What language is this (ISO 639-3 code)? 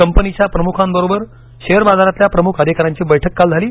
mar